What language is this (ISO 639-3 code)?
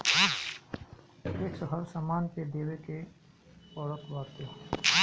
bho